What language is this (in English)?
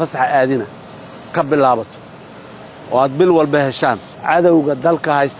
Arabic